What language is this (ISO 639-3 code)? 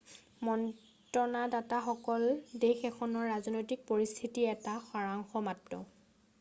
asm